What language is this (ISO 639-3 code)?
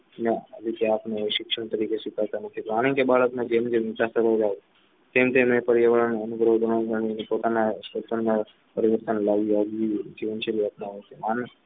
guj